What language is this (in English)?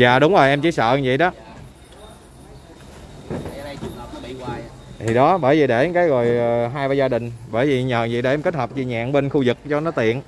Vietnamese